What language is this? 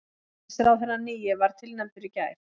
Icelandic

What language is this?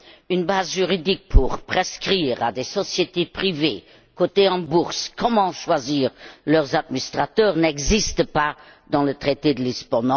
French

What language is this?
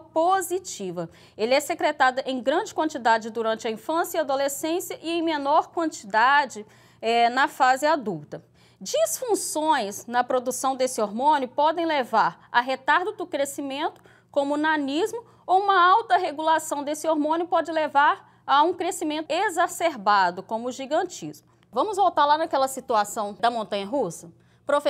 Portuguese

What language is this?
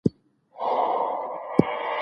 Pashto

